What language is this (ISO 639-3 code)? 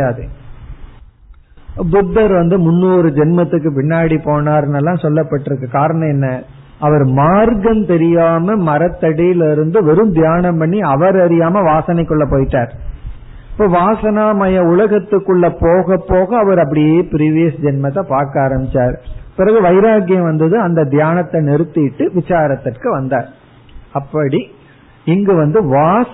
tam